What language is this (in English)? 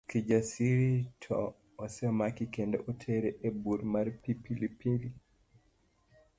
Luo (Kenya and Tanzania)